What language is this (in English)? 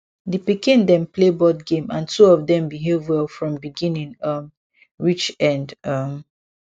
Nigerian Pidgin